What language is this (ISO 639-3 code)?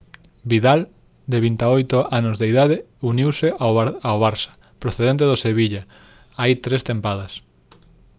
glg